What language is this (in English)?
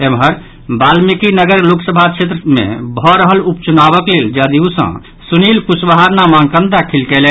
Maithili